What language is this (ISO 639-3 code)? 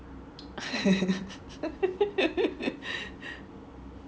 eng